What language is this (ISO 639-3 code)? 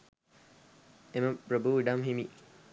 sin